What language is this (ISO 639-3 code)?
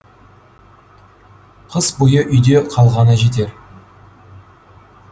kaz